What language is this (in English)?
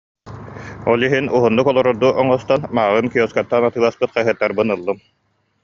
Yakut